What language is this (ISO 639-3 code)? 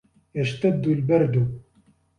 ara